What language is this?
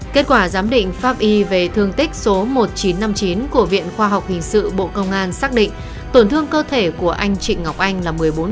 Vietnamese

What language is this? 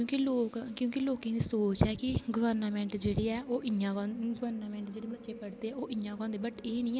Dogri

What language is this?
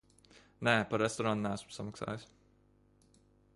Latvian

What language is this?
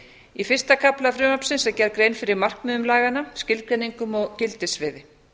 Icelandic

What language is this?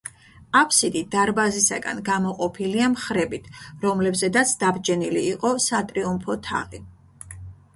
Georgian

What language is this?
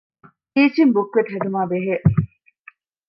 Divehi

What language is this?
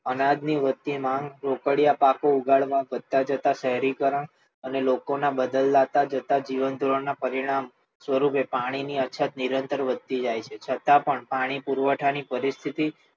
Gujarati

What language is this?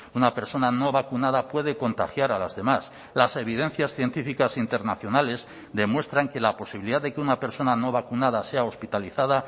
Spanish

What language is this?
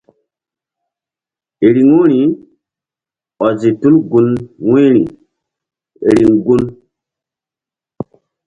Mbum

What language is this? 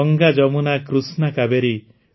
Odia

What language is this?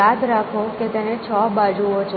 Gujarati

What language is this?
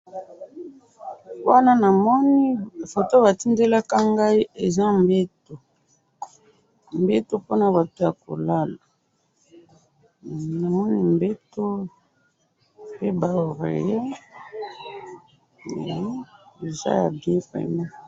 Lingala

